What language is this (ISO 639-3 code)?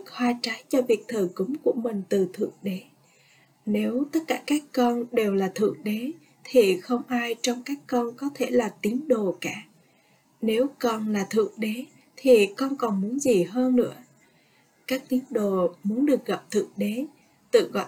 vie